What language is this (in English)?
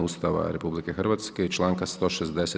Croatian